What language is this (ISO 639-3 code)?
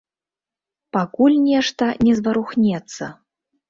bel